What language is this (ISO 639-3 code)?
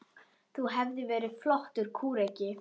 isl